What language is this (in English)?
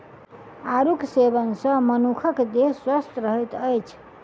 Maithili